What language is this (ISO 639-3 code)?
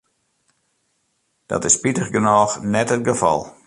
fry